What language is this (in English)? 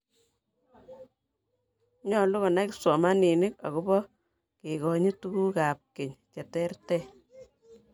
Kalenjin